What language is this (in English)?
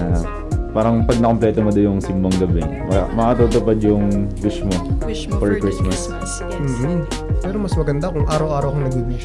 Filipino